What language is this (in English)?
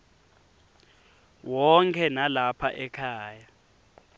Swati